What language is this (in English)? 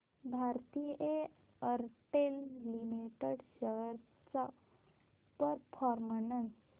Marathi